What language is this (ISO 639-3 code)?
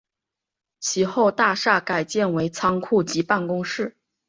zho